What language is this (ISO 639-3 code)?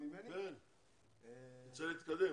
heb